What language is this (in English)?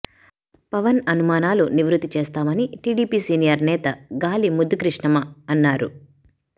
Telugu